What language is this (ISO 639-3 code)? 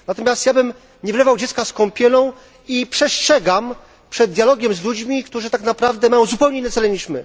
pol